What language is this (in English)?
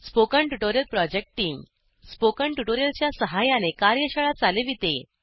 Marathi